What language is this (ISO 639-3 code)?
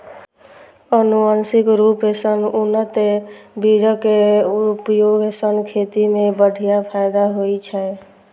mai